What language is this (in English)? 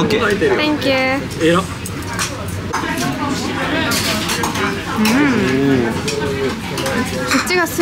Japanese